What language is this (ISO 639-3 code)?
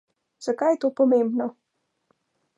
slv